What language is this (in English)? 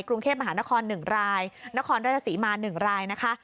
Thai